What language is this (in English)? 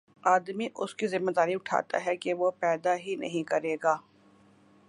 Urdu